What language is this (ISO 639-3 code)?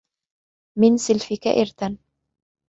ara